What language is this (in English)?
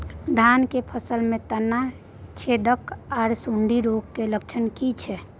Maithili